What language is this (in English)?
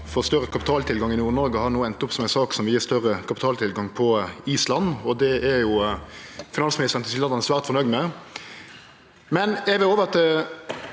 Norwegian